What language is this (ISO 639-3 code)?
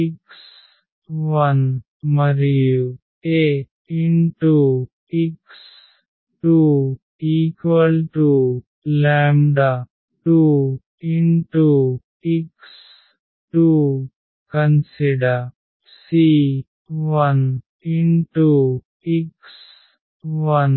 tel